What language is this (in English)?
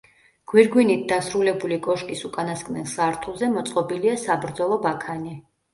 Georgian